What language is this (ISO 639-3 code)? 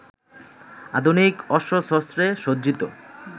ben